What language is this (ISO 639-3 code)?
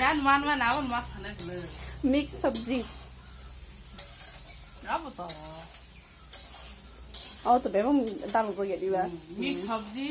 tha